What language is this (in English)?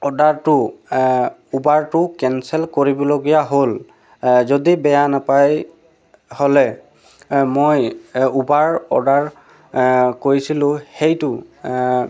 Assamese